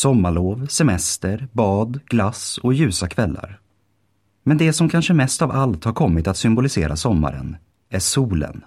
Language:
Swedish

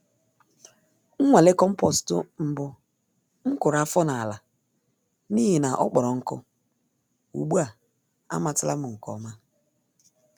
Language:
Igbo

